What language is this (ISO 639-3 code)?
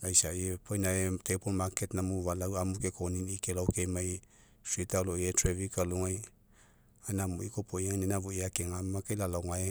mek